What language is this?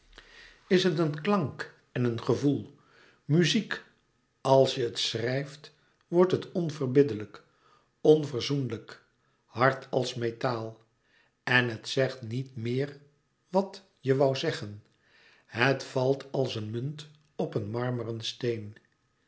Dutch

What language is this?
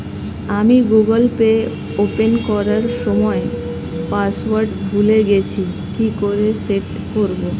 Bangla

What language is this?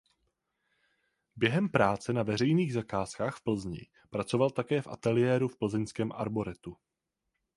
Czech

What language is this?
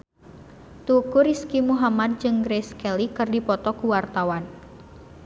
Sundanese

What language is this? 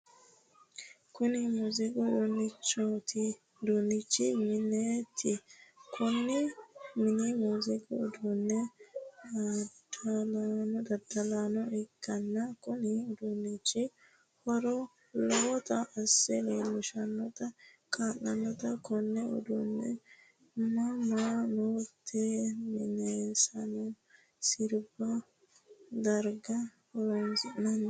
Sidamo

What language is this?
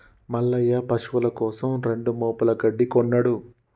Telugu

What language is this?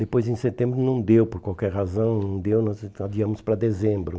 Portuguese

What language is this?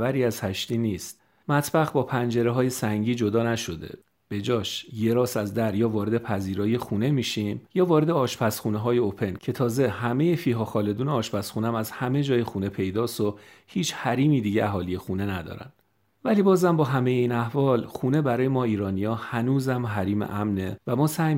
Persian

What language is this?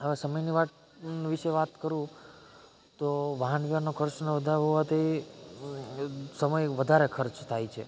Gujarati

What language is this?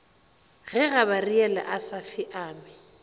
Northern Sotho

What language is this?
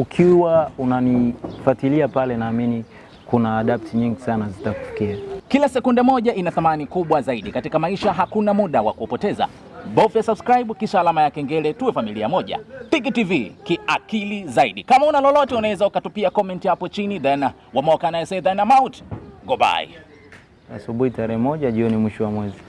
Swahili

